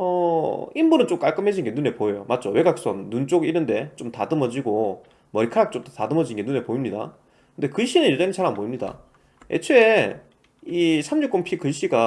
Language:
Korean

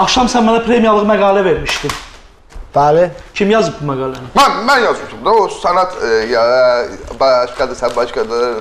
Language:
Turkish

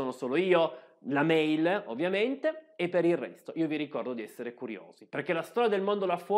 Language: Italian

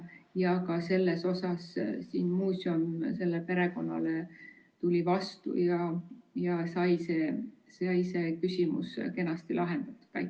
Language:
Estonian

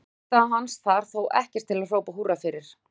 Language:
Icelandic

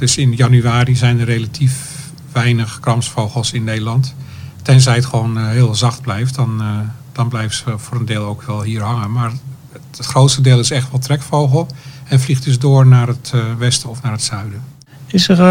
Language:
Dutch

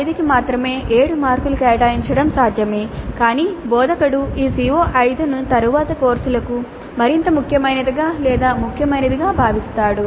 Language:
Telugu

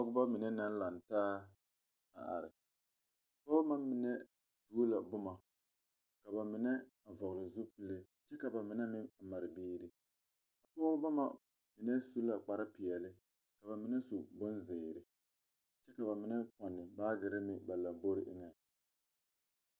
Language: Southern Dagaare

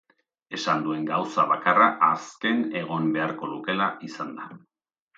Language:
Basque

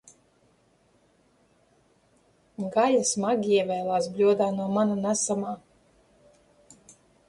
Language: Latvian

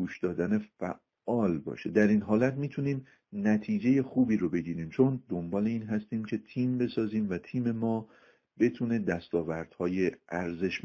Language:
Persian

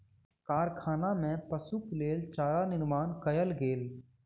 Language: Maithili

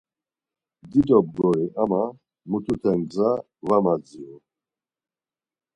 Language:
Laz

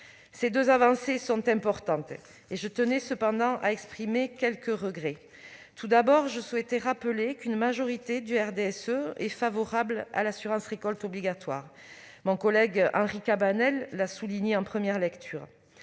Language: French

